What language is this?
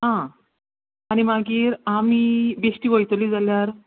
Konkani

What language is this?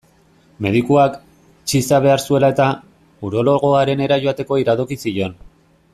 Basque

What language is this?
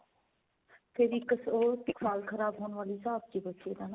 Punjabi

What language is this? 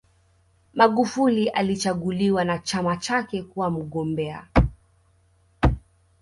Swahili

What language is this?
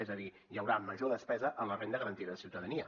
Catalan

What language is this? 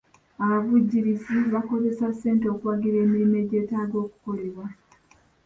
Ganda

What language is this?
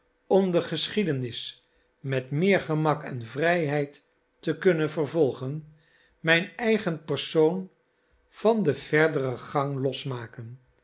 Dutch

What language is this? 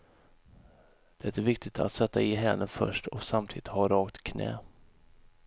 Swedish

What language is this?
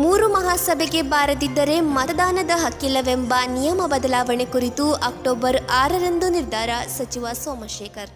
Kannada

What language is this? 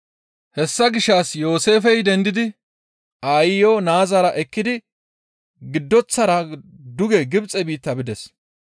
Gamo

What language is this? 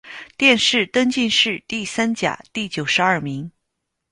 Chinese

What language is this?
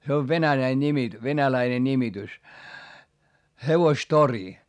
Finnish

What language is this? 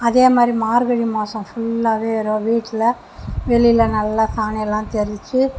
Tamil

